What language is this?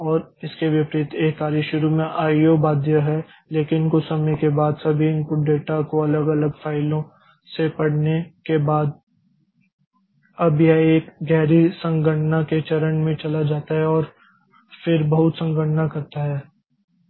Hindi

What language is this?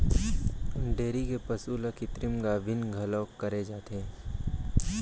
Chhattisgarhi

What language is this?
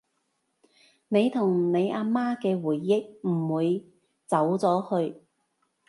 Cantonese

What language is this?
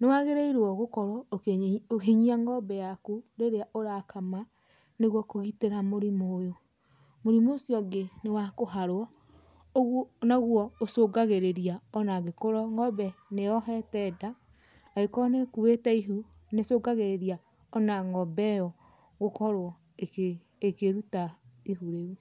Kikuyu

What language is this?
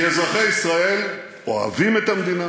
Hebrew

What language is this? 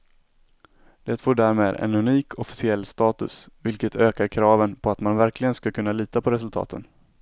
Swedish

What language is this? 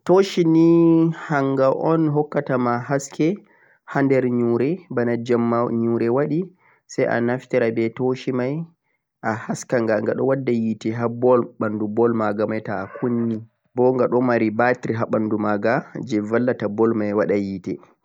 Central-Eastern Niger Fulfulde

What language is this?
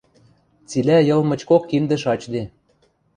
Western Mari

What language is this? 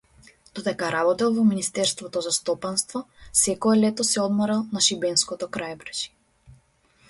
Macedonian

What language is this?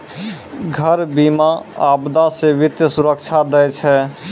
Maithili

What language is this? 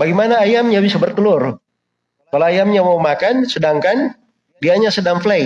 Indonesian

